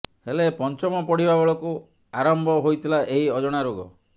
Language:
Odia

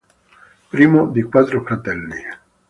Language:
Italian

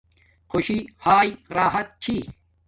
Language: Domaaki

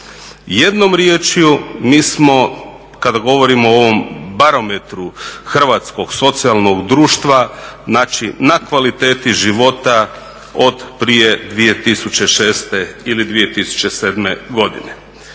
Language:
Croatian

